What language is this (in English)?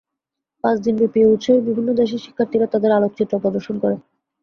Bangla